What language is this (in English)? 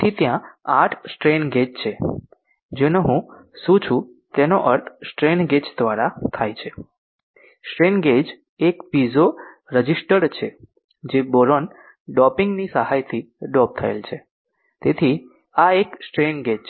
Gujarati